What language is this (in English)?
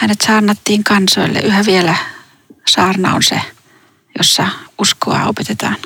Finnish